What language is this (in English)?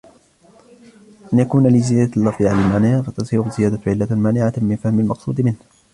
Arabic